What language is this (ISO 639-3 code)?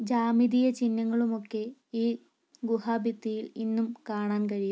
mal